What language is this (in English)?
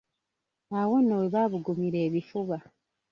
Ganda